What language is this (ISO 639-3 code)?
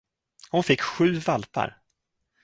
swe